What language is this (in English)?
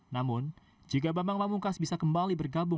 Indonesian